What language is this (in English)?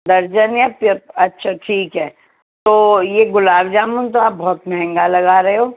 Urdu